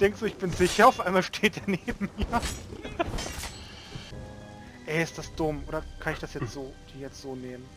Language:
German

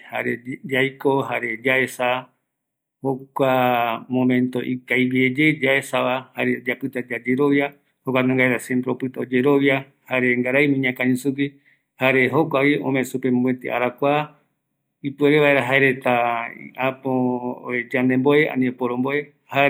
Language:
Eastern Bolivian Guaraní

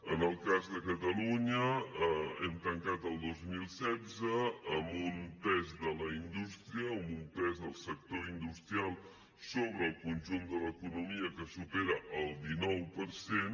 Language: Catalan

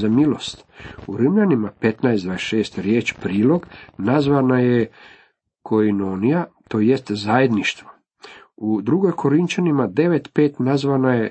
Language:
Croatian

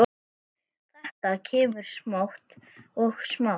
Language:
Icelandic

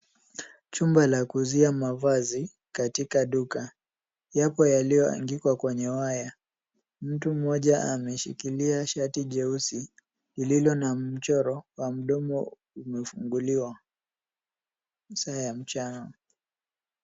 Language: Swahili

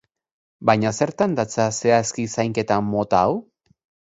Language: Basque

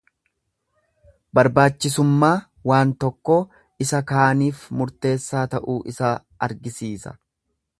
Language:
Oromo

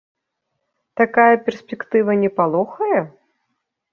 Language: Belarusian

